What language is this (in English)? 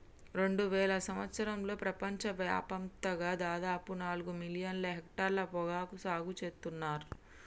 Telugu